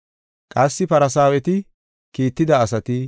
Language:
Gofa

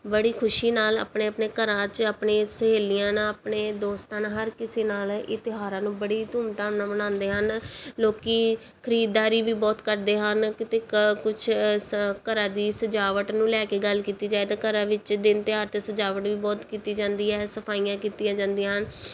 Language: Punjabi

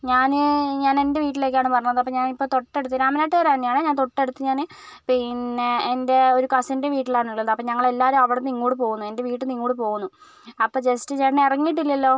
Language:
Malayalam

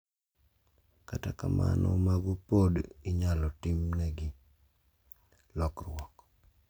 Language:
Luo (Kenya and Tanzania)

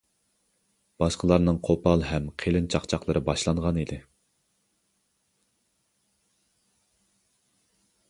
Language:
Uyghur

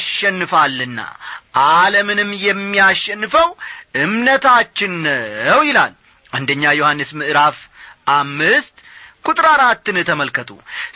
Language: Amharic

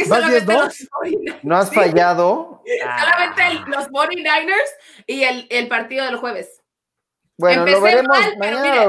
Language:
Spanish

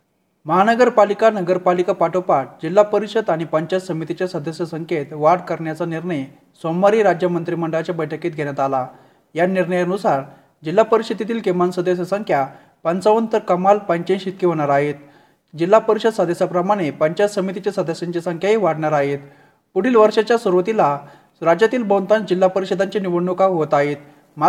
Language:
Marathi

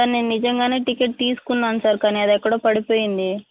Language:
Telugu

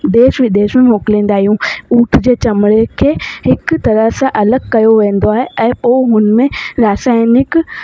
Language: Sindhi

